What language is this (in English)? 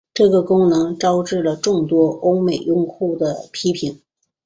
Chinese